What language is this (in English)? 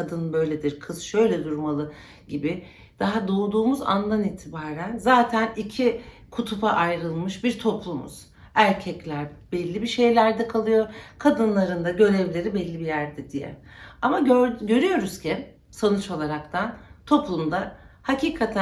Turkish